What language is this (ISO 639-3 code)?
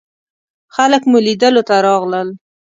pus